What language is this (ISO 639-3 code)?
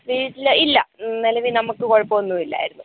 mal